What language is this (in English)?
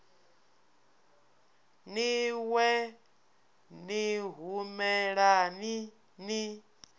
Venda